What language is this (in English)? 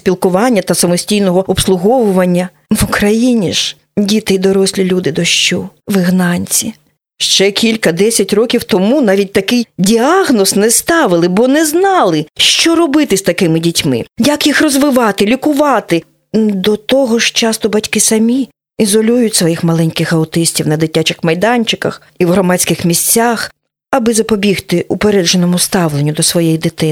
Ukrainian